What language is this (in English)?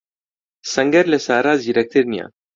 Central Kurdish